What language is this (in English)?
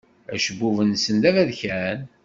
Kabyle